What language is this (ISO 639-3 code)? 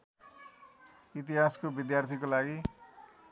nep